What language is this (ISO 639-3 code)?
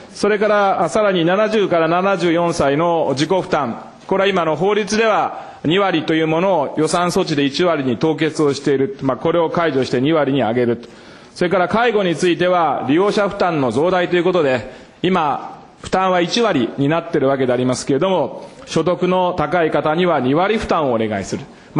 jpn